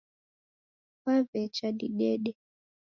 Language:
Taita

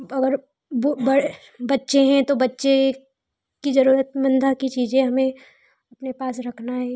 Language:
Hindi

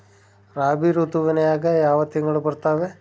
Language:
Kannada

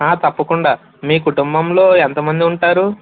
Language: Telugu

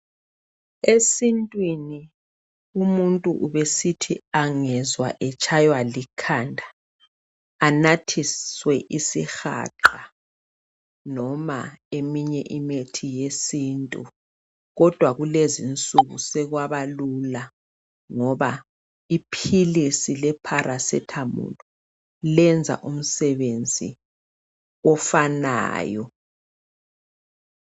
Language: North Ndebele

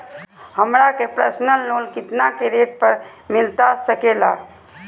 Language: Magahi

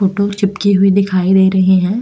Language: Hindi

